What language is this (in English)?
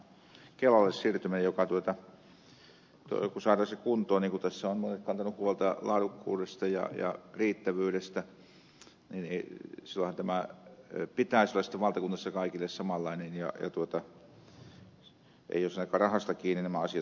Finnish